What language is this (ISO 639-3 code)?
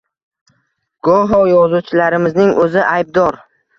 uzb